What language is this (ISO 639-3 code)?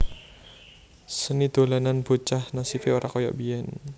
jav